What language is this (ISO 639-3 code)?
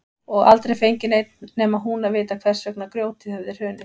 isl